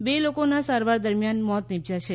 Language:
Gujarati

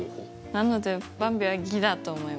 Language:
Japanese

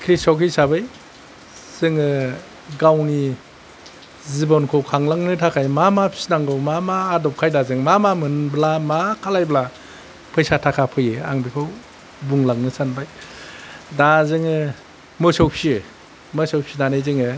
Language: Bodo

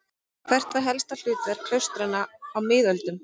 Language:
Icelandic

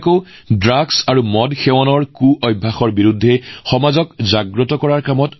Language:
Assamese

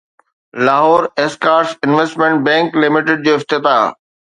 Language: Sindhi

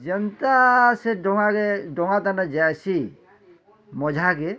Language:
Odia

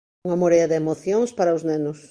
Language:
Galician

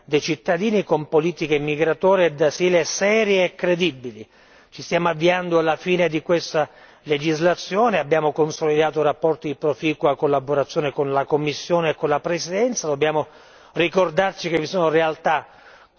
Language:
Italian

